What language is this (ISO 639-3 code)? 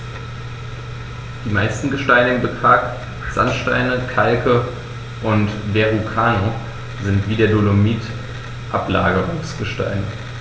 deu